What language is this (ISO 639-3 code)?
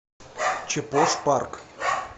rus